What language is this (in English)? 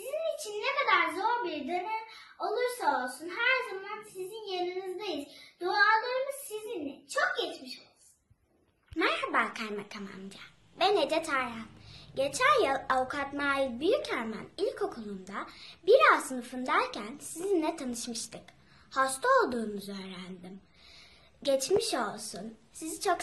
Turkish